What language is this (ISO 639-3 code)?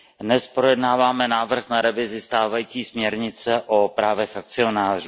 ces